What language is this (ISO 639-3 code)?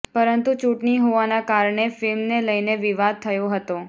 guj